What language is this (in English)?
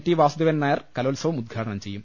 Malayalam